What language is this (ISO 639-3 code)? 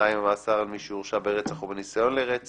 heb